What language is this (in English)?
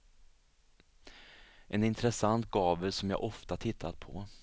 Swedish